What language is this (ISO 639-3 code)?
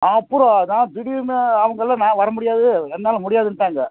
tam